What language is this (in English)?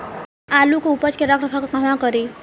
Bhojpuri